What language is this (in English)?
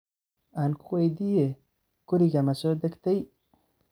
Somali